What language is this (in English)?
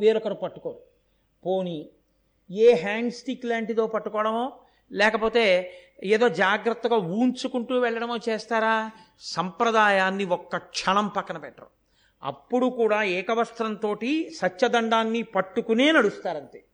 Telugu